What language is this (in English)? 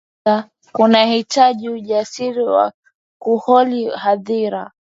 Swahili